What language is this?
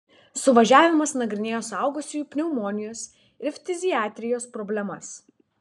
Lithuanian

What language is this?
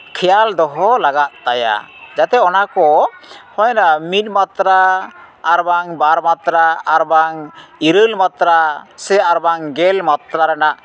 Santali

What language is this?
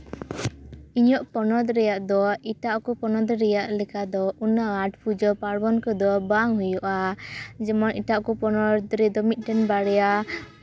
Santali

